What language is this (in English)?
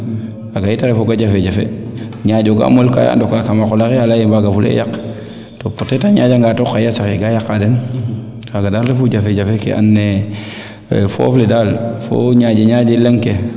Serer